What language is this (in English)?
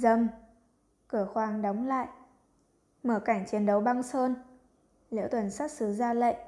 Vietnamese